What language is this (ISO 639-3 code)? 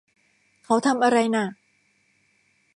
tha